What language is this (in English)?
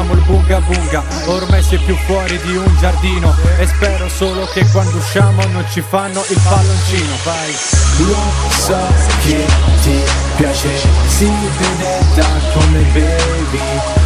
Italian